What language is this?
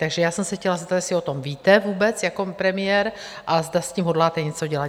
Czech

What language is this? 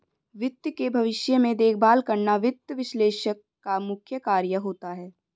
Hindi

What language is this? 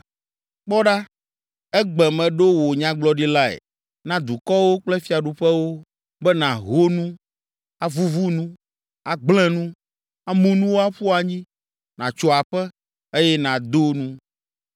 Ewe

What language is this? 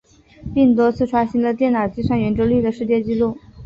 Chinese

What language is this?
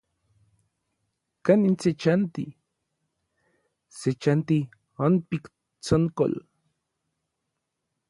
Orizaba Nahuatl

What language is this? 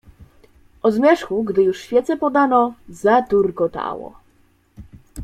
Polish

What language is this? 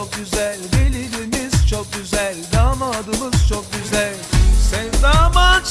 Turkish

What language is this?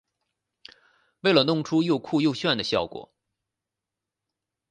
Chinese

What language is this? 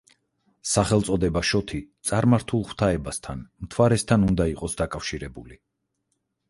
Georgian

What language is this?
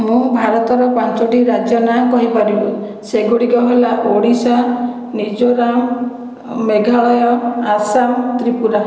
Odia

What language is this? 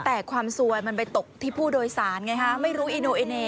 Thai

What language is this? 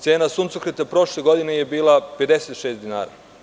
Serbian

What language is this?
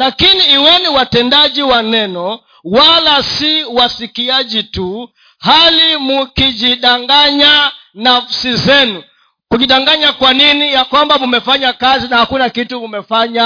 Swahili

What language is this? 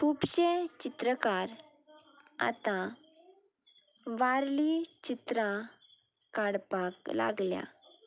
Konkani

